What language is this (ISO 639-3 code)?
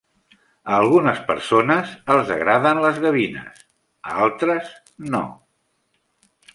cat